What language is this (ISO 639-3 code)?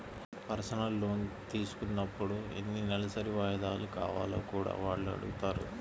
tel